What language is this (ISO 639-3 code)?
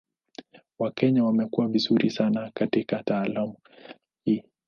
swa